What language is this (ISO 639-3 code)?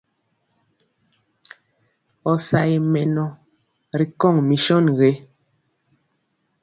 mcx